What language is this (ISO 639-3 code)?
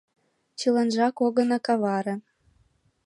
chm